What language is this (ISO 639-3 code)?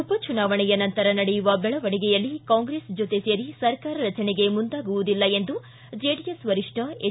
kan